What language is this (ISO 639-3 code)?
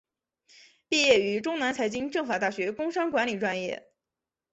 zho